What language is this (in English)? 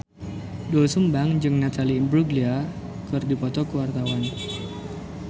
Sundanese